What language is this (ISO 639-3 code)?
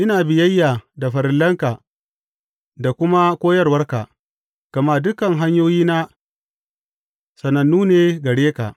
hau